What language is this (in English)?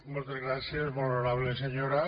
Catalan